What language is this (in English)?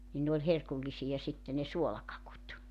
Finnish